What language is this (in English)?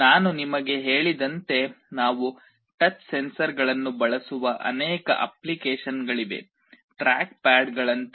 Kannada